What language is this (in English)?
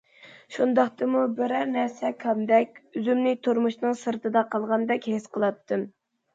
Uyghur